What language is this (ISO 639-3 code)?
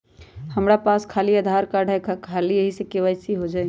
mag